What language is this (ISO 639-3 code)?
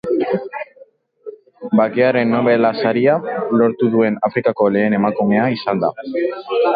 eus